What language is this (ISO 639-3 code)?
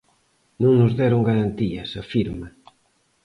glg